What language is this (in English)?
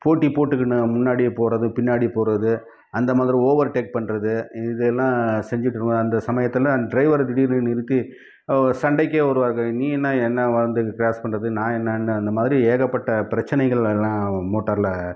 Tamil